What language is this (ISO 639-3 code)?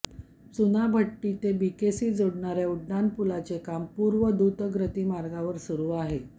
mar